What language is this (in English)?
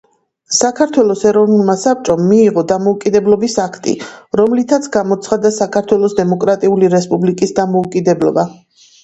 Georgian